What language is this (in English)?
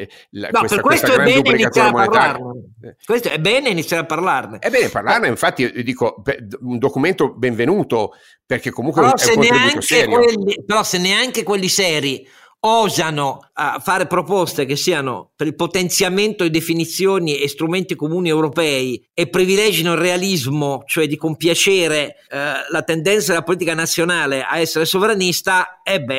Italian